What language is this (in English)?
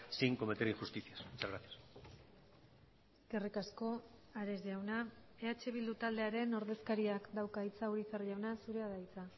Basque